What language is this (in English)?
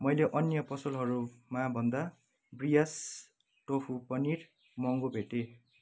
Nepali